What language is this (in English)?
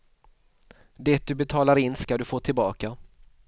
Swedish